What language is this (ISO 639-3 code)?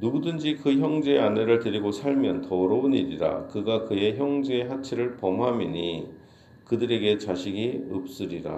kor